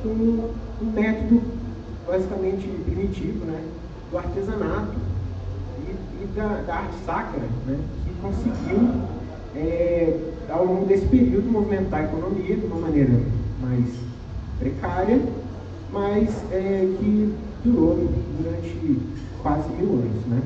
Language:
Portuguese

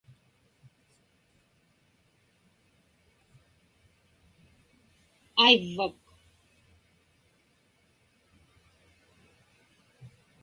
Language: Inupiaq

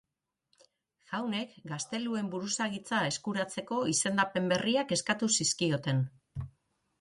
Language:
Basque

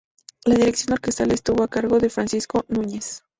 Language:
Spanish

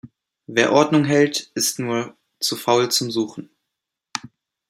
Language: German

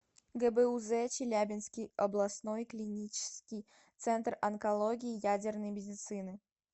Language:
Russian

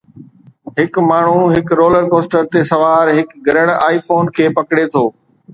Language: Sindhi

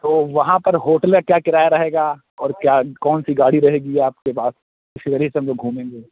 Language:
Urdu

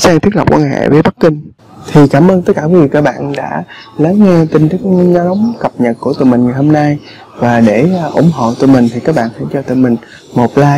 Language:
Vietnamese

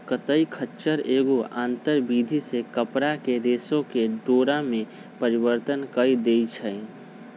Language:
Magahi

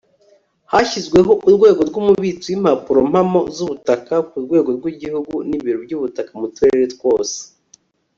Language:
Kinyarwanda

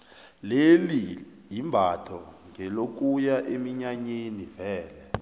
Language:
South Ndebele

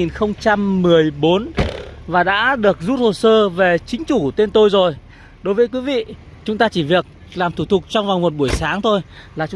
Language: Vietnamese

